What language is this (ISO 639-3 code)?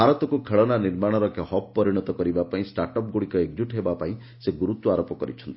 ori